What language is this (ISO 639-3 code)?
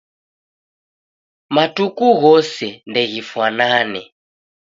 dav